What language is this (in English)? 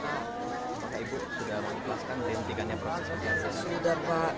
Indonesian